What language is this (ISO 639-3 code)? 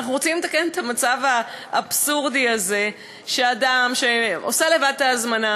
heb